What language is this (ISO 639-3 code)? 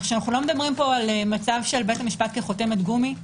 heb